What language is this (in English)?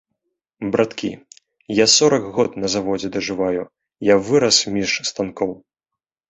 Belarusian